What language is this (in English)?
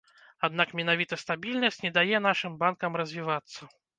Belarusian